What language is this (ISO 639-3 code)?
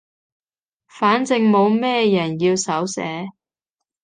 yue